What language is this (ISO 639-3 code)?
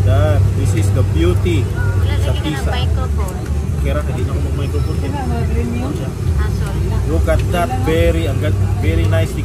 fil